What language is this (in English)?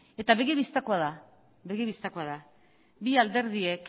Basque